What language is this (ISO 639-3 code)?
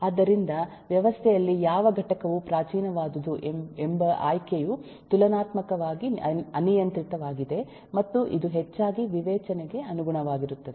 kan